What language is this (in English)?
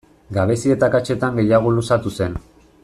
Basque